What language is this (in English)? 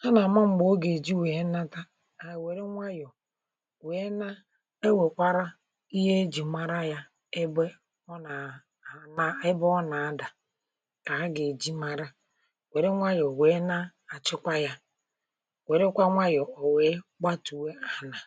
Igbo